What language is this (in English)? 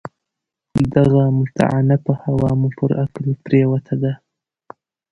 Pashto